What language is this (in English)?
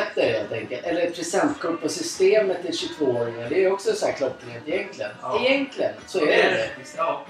Swedish